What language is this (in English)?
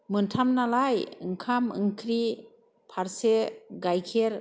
Bodo